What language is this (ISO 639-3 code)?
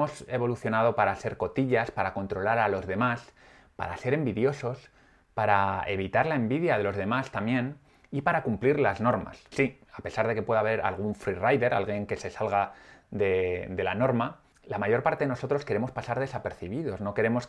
spa